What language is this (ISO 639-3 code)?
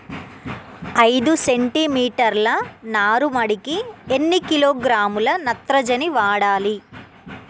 tel